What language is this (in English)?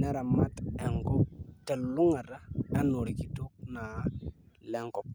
Masai